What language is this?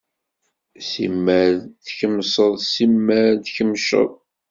Kabyle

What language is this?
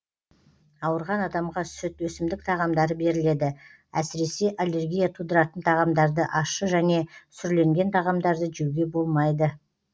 Kazakh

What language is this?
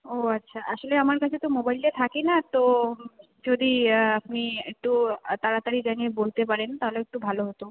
Bangla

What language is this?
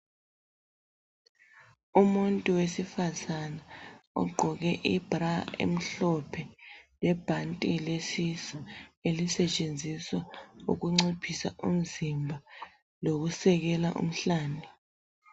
North Ndebele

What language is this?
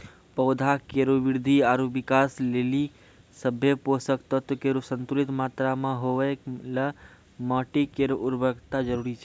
Maithili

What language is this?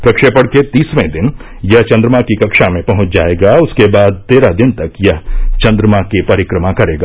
Hindi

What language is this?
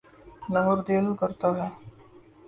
Urdu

